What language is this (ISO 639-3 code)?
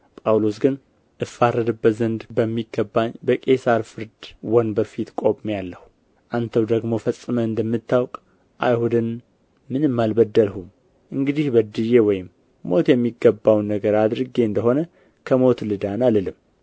amh